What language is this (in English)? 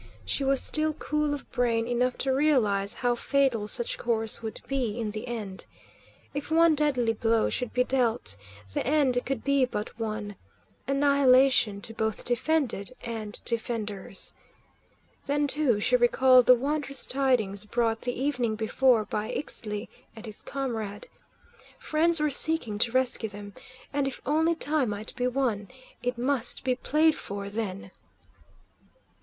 English